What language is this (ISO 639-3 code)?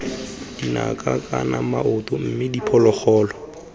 tsn